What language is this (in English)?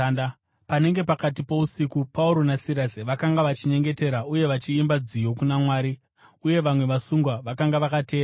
Shona